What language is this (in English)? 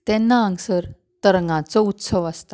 Konkani